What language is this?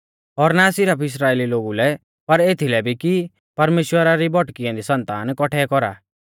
Mahasu Pahari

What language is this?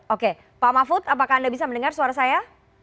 Indonesian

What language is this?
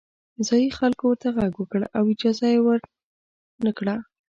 Pashto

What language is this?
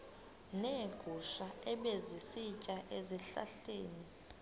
Xhosa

